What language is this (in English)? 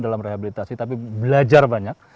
Indonesian